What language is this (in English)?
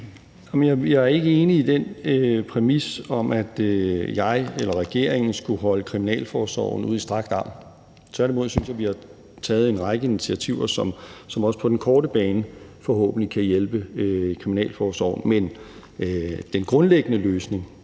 Danish